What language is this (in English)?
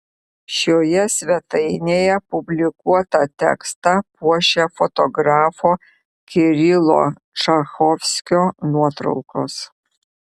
Lithuanian